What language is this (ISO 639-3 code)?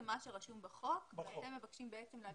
heb